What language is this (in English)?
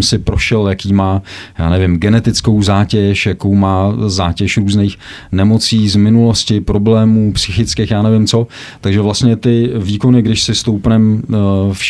Czech